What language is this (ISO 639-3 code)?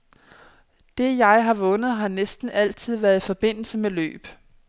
dan